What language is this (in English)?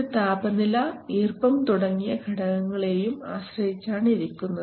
Malayalam